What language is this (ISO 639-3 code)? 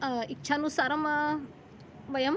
san